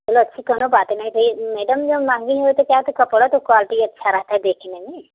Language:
Hindi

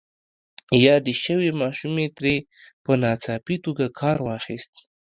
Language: Pashto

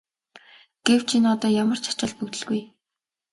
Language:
Mongolian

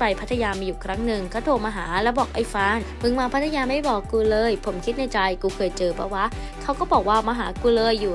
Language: Thai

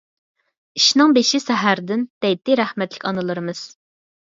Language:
Uyghur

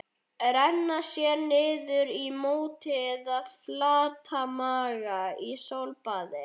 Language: Icelandic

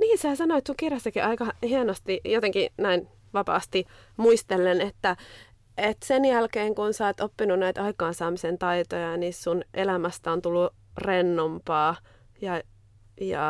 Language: Finnish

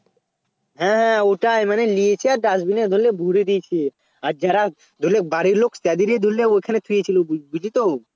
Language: Bangla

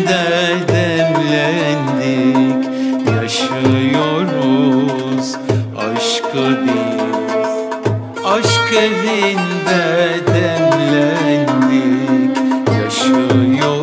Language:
Turkish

